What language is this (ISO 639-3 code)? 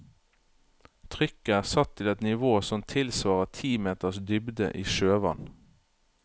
nor